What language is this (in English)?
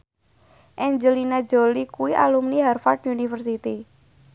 Javanese